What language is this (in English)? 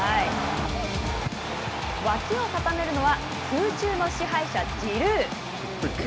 Japanese